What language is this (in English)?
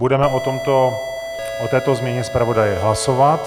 Czech